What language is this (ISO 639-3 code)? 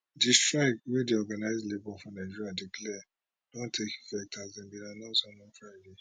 pcm